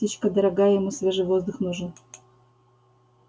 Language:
Russian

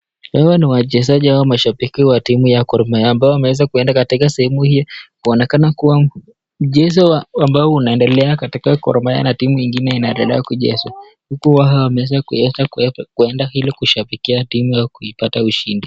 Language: Swahili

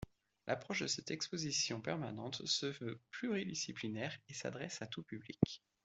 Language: French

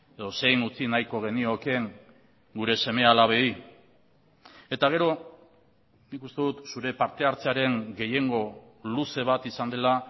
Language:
Basque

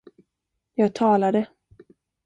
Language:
Swedish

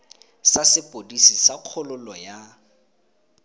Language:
Tswana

